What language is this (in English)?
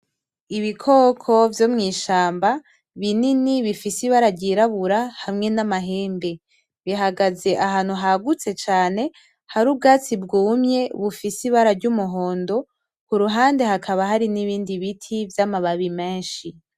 Rundi